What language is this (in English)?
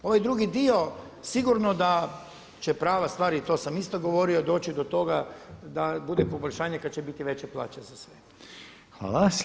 Croatian